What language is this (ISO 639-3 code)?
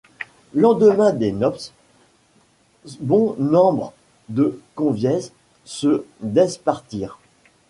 fra